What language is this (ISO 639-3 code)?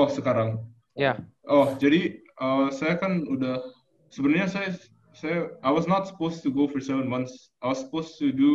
ind